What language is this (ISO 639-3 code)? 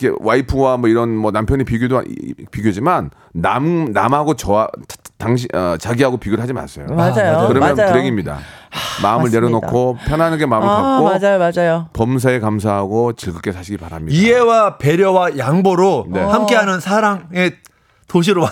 kor